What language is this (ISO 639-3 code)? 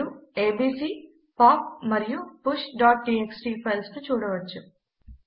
tel